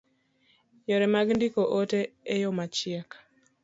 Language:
Luo (Kenya and Tanzania)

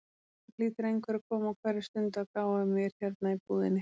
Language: Icelandic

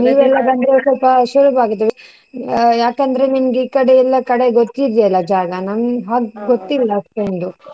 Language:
Kannada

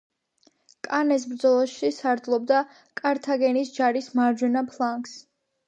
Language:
Georgian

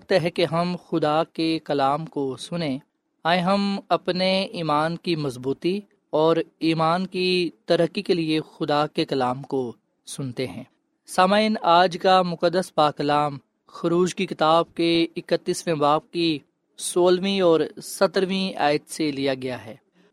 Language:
Urdu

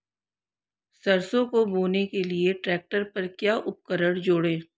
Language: Hindi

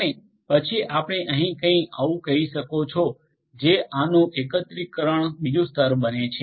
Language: Gujarati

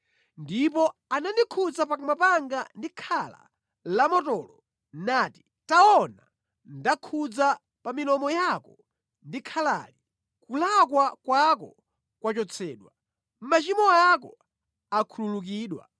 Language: Nyanja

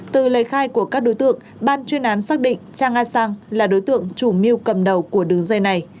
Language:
Vietnamese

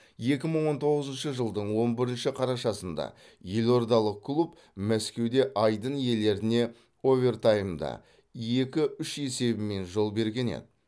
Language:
Kazakh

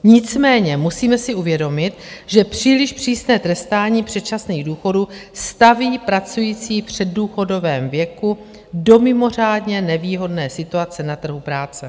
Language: Czech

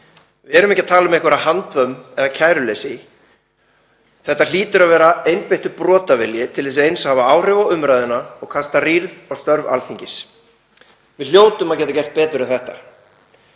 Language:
Icelandic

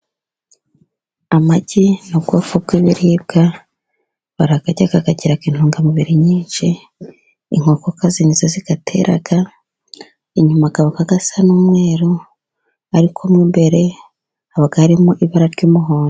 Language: Kinyarwanda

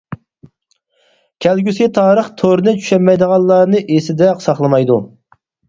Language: Uyghur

